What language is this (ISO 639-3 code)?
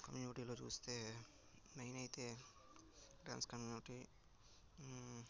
tel